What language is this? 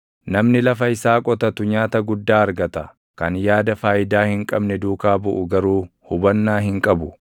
Oromo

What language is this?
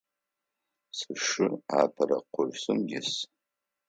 Adyghe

